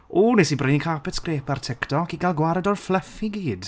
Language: Welsh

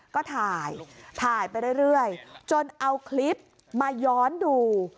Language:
Thai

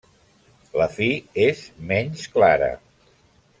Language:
Catalan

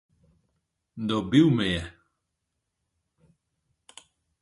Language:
Slovenian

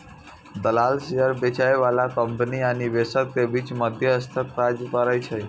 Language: Maithili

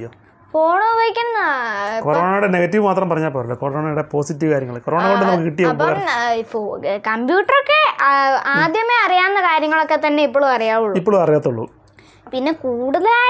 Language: Malayalam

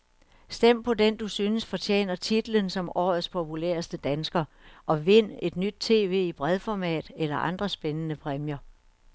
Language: Danish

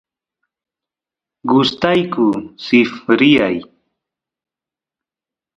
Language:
Santiago del Estero Quichua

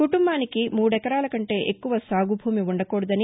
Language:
Telugu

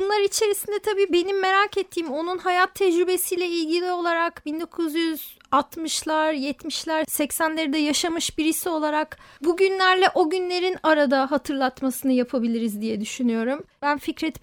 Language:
Turkish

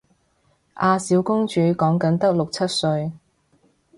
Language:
Cantonese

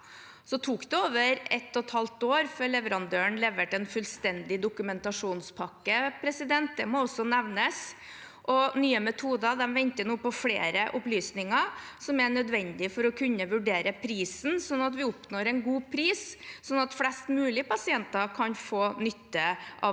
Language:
Norwegian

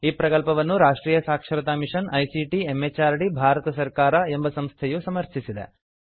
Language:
Kannada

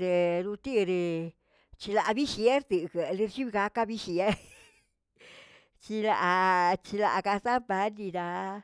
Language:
Tilquiapan Zapotec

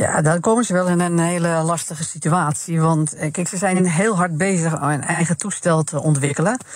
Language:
Dutch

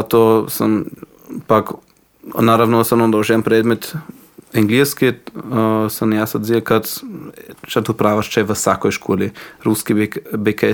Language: Croatian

